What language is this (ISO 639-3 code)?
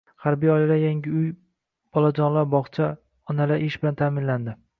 uzb